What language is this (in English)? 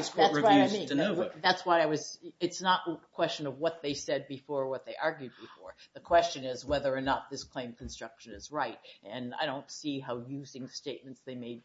English